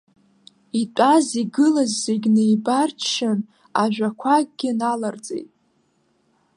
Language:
Abkhazian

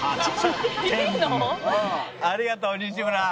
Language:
Japanese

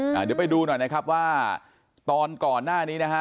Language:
Thai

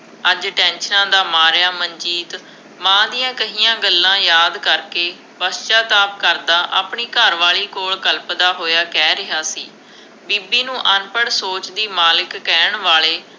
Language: Punjabi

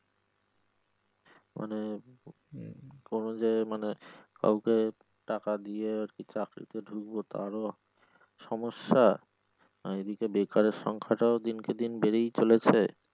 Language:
Bangla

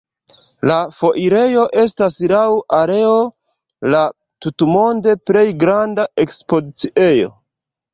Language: Esperanto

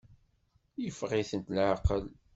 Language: Kabyle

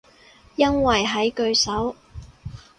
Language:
Cantonese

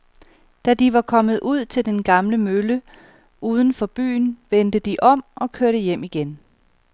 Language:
Danish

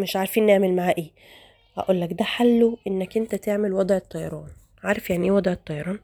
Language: Arabic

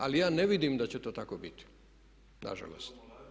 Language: Croatian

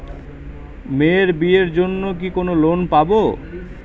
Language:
Bangla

